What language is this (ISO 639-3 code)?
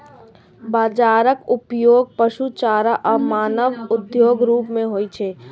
mai